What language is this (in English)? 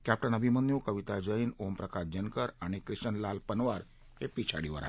Marathi